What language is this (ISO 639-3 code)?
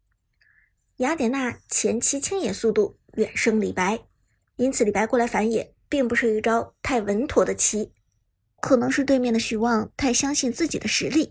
zho